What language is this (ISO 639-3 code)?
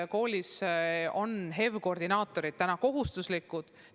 est